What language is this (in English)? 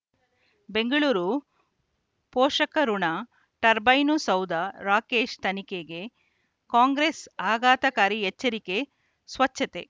Kannada